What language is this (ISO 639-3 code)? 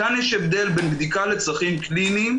heb